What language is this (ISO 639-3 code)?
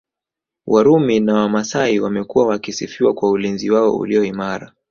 swa